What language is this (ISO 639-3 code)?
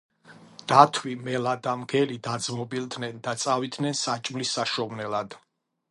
kat